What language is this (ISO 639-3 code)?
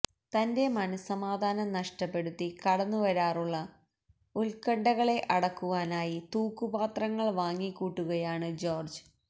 mal